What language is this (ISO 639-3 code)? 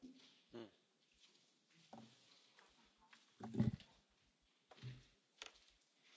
slk